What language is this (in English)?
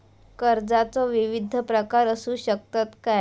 Marathi